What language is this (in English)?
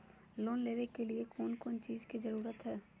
Magahi